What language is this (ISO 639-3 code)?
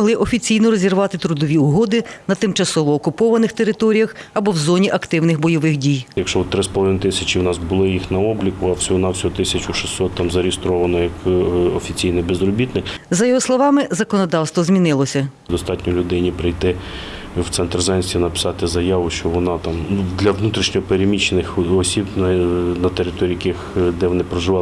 ukr